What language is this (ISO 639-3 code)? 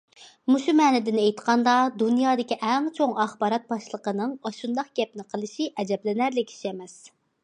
uig